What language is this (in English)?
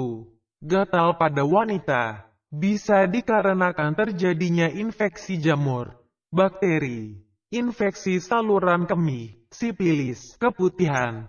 Indonesian